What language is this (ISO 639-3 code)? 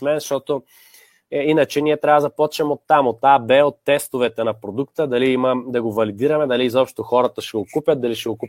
bul